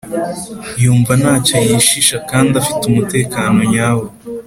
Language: Kinyarwanda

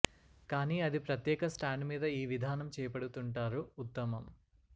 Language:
Telugu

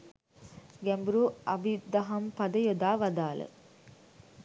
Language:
Sinhala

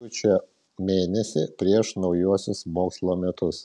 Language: Lithuanian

